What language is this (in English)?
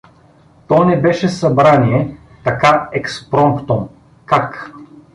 Bulgarian